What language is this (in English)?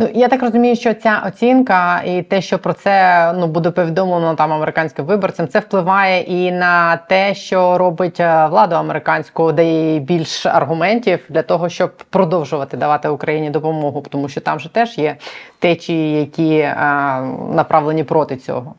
Ukrainian